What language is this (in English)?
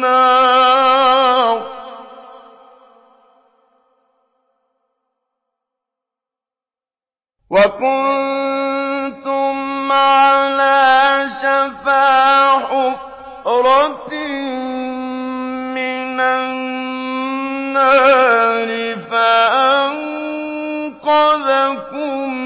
Arabic